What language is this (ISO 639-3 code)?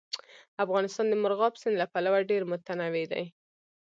pus